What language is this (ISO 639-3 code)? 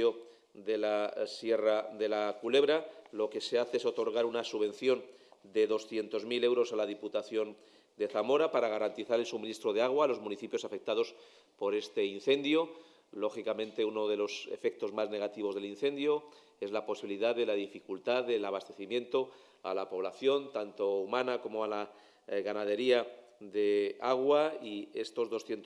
spa